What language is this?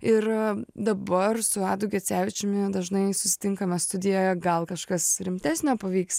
Lithuanian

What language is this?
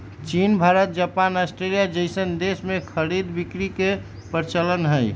Magahi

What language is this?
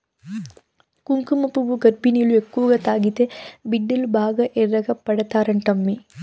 Telugu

